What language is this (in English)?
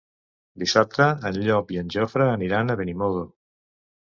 Catalan